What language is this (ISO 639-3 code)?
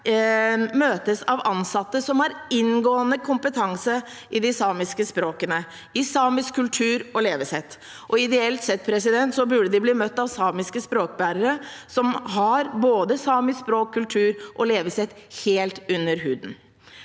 nor